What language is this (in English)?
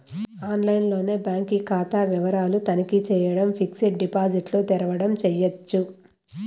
Telugu